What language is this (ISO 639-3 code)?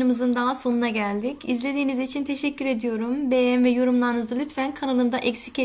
tur